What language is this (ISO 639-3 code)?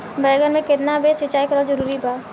bho